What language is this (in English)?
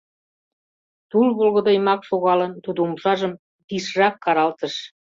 Mari